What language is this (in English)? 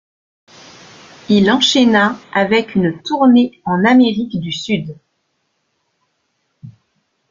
French